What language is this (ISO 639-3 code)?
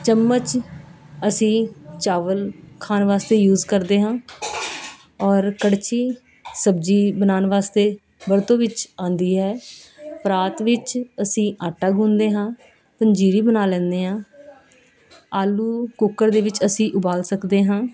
pan